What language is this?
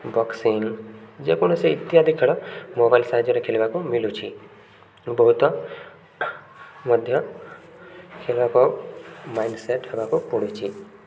Odia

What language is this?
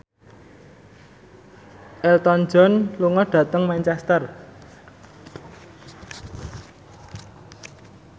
Javanese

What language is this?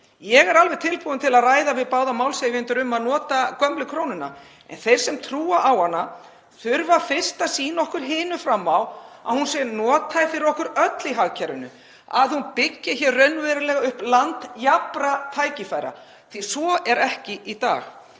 Icelandic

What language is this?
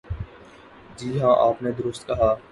Urdu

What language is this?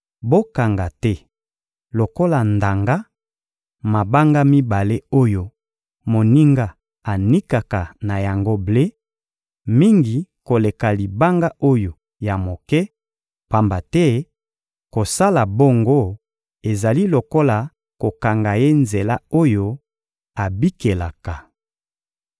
Lingala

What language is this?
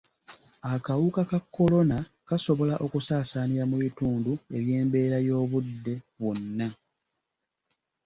Ganda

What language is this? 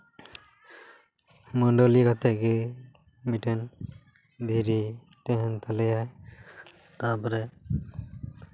Santali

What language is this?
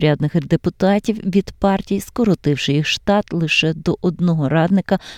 Ukrainian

